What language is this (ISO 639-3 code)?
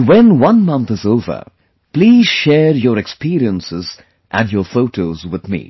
eng